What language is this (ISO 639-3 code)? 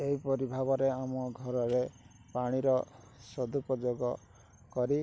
ori